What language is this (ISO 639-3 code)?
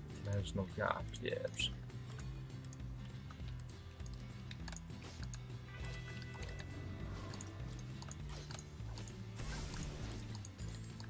pol